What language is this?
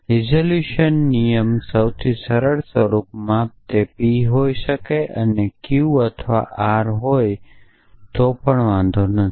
Gujarati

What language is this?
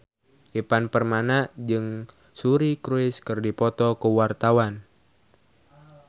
Sundanese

